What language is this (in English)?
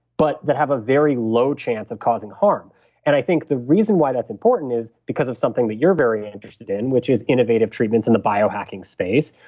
English